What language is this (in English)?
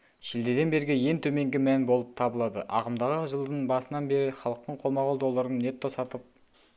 Kazakh